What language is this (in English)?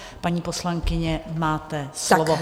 Czech